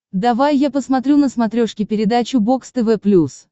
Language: Russian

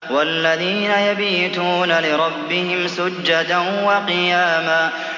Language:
Arabic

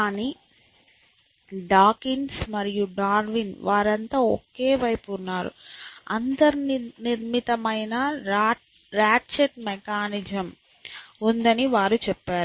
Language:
Telugu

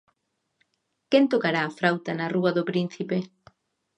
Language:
Galician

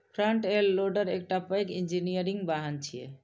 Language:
Maithili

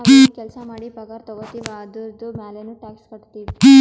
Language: Kannada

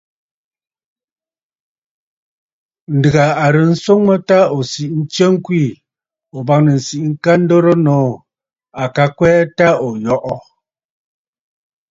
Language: Bafut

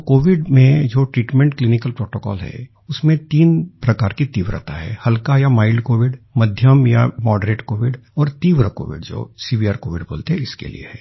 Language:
Hindi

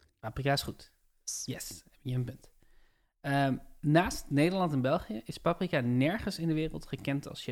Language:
Dutch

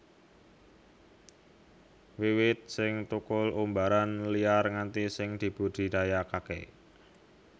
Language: Javanese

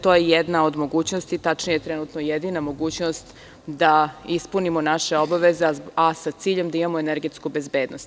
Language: Serbian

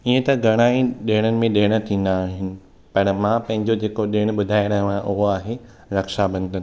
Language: Sindhi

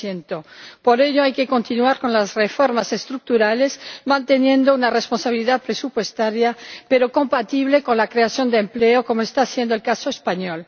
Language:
Spanish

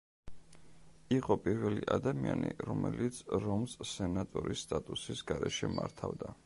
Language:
Georgian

